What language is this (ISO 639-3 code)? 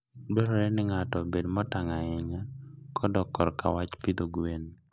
luo